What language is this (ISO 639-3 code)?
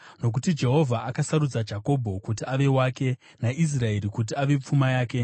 sna